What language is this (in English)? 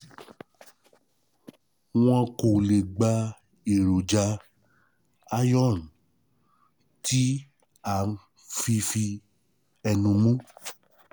Yoruba